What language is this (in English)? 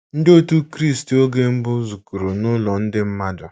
Igbo